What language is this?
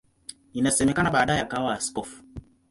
Swahili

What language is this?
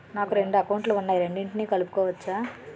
Telugu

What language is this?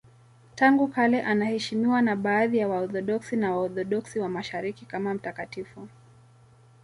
Swahili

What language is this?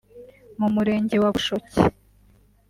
Kinyarwanda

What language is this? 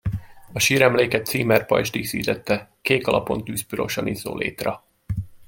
Hungarian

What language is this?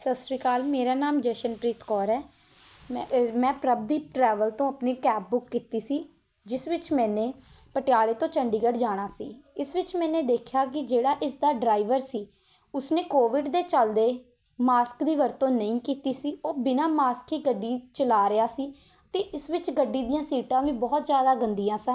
Punjabi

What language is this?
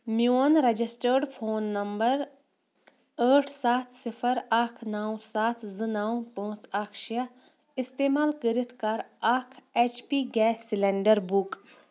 Kashmiri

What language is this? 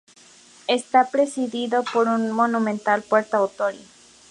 Spanish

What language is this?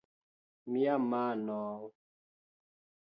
Esperanto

